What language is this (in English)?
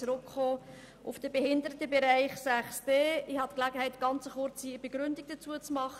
Swiss German